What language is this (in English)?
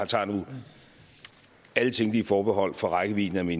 Danish